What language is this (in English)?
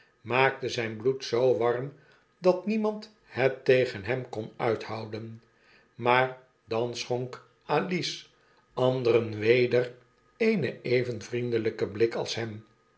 Dutch